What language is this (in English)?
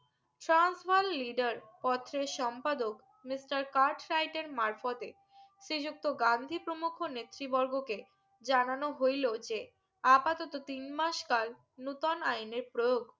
Bangla